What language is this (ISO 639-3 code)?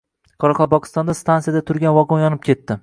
uzb